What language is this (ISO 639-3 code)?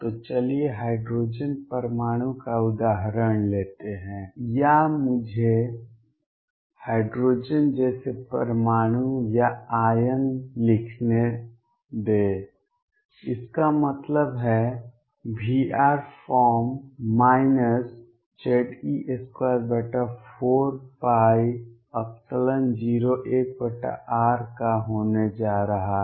hin